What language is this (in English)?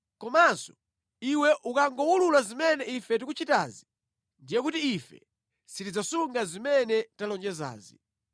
Nyanja